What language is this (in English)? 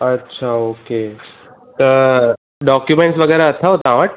Sindhi